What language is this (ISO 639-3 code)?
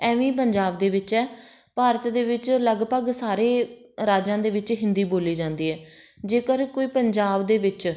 pan